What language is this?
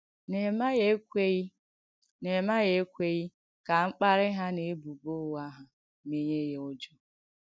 Igbo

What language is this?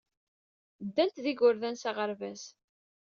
Kabyle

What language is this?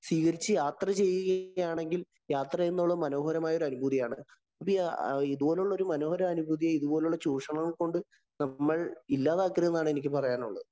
Malayalam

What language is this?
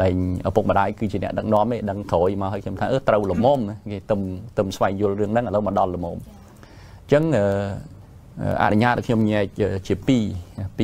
Thai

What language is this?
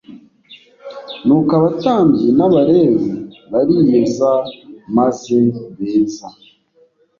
Kinyarwanda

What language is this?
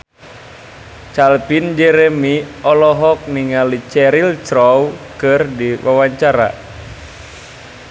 Sundanese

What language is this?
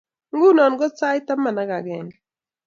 Kalenjin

